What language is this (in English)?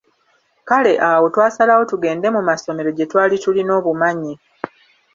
Ganda